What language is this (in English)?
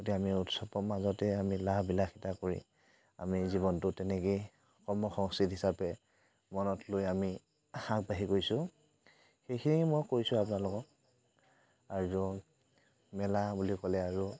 Assamese